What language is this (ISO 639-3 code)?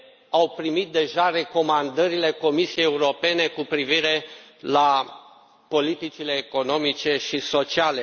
ron